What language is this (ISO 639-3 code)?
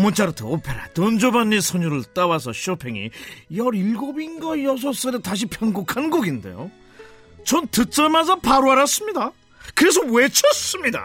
kor